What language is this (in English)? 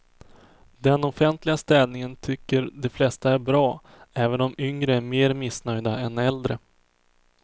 Swedish